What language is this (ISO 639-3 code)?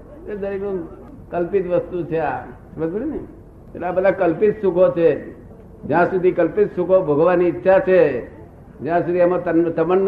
guj